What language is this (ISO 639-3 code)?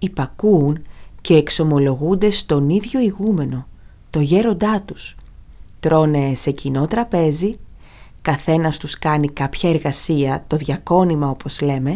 ell